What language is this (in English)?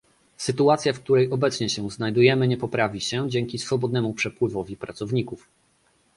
Polish